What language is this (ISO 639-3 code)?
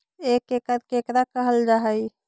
mag